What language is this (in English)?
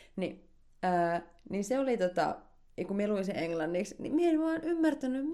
Finnish